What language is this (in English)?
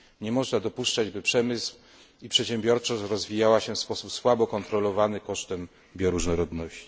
Polish